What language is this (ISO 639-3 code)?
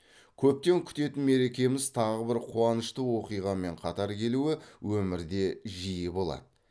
kaz